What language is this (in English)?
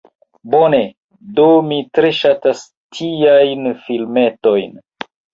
Esperanto